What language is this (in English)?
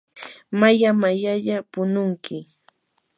Yanahuanca Pasco Quechua